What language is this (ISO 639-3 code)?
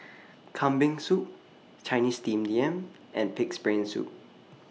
eng